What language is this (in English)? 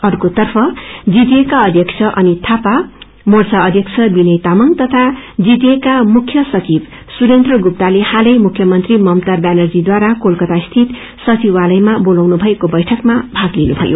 Nepali